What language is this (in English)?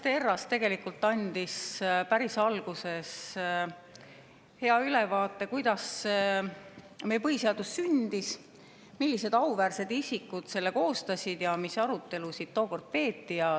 Estonian